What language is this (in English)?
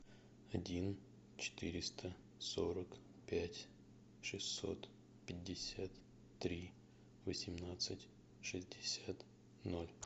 Russian